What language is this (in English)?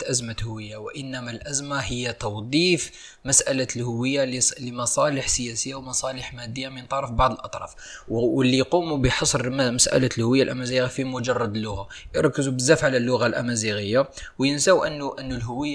Arabic